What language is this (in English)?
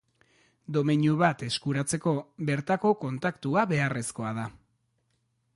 Basque